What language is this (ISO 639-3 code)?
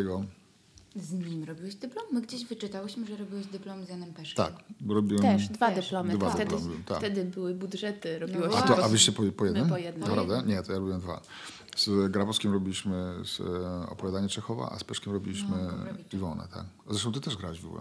pol